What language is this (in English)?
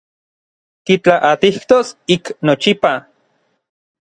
Orizaba Nahuatl